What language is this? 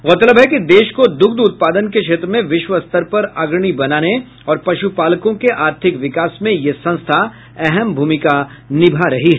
Hindi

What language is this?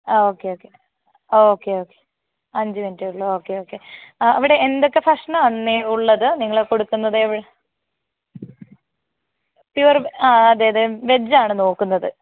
Malayalam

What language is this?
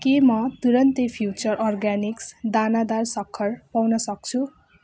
Nepali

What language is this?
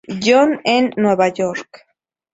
Spanish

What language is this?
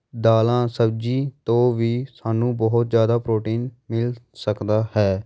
Punjabi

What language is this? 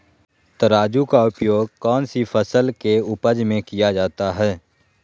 Magahi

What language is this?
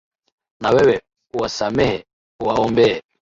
Swahili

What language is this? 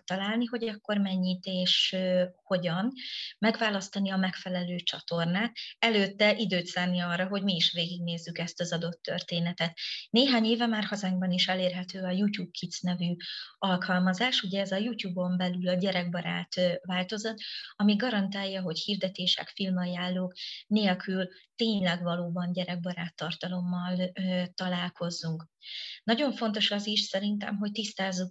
Hungarian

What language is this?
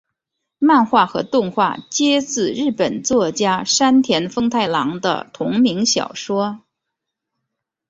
Chinese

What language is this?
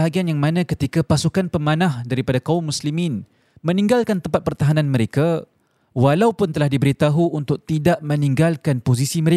Malay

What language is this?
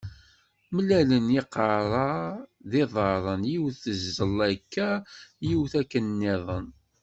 Kabyle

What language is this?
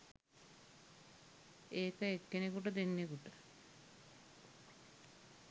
Sinhala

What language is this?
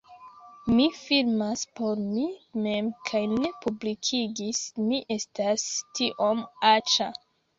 Esperanto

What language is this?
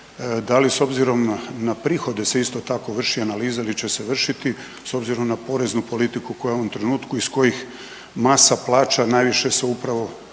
Croatian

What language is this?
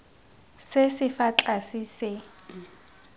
Tswana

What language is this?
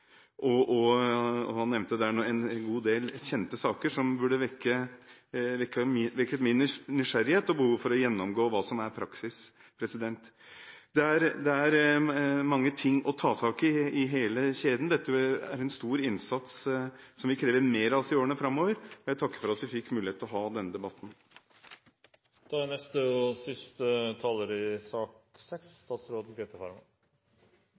Norwegian Bokmål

